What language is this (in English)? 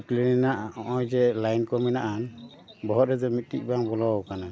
Santali